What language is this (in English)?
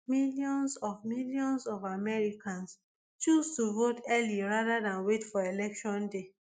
Nigerian Pidgin